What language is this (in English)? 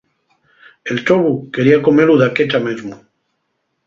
Asturian